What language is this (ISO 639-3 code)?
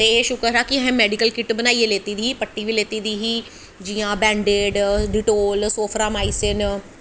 doi